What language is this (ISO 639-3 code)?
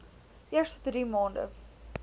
afr